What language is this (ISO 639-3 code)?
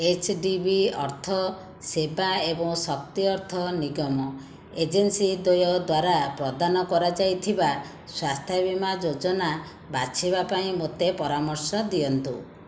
ori